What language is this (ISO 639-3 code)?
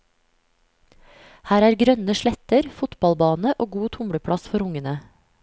nor